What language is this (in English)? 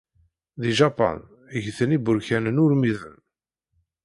Kabyle